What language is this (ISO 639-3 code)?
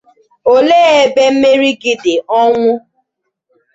ibo